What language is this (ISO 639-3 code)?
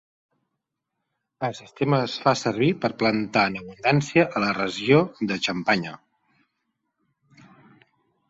cat